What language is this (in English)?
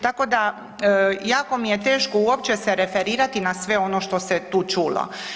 Croatian